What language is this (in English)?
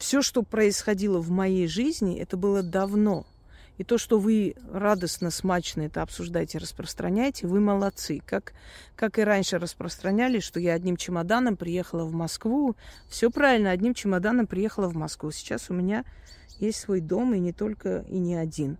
Russian